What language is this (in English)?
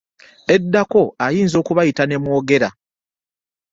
Ganda